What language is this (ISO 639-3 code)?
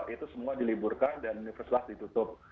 ind